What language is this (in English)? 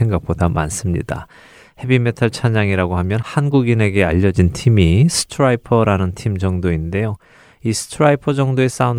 Korean